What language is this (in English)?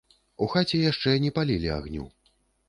Belarusian